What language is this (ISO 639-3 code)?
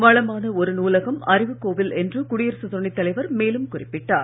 tam